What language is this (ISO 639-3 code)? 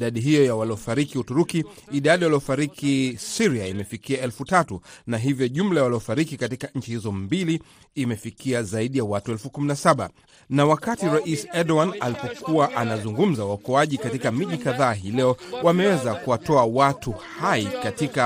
swa